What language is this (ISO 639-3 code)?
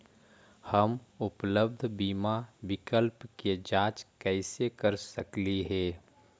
mag